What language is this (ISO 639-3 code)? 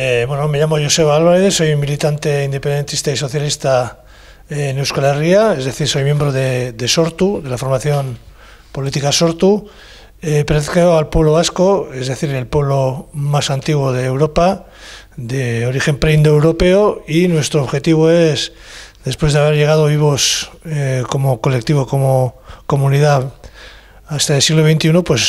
spa